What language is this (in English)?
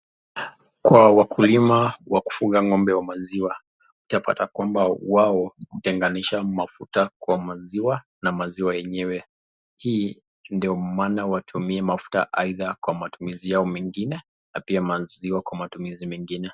Swahili